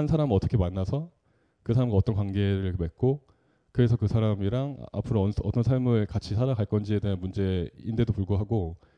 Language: Korean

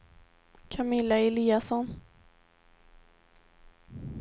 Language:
Swedish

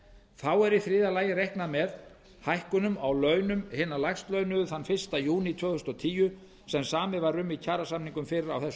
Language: Icelandic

